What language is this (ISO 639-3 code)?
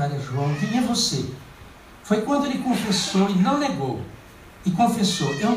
por